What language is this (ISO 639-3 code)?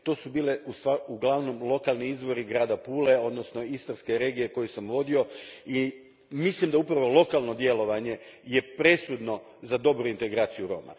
hrv